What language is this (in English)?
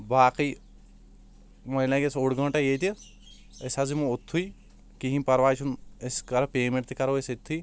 Kashmiri